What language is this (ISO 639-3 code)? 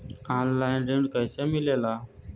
bho